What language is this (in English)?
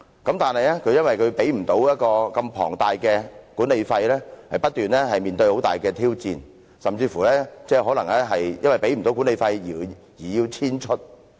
Cantonese